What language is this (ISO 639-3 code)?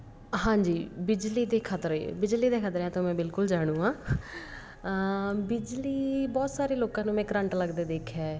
pan